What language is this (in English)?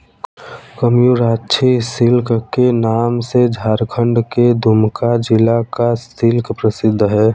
Hindi